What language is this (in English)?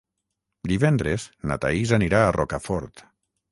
Catalan